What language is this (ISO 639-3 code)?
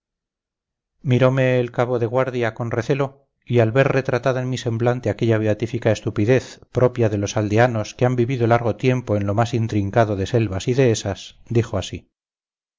spa